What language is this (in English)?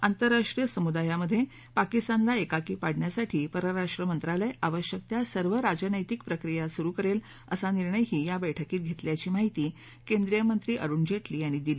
Marathi